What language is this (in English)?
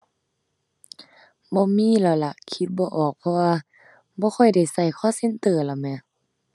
Thai